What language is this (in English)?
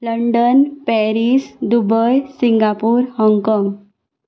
Konkani